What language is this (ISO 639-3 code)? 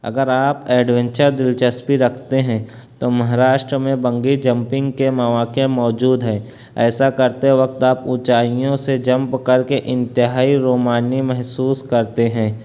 urd